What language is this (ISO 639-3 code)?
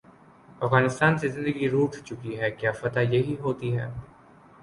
urd